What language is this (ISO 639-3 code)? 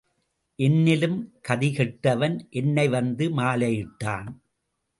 tam